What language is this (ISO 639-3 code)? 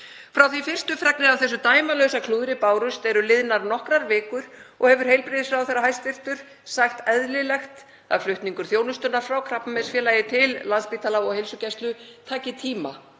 isl